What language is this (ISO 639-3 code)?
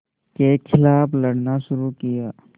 hin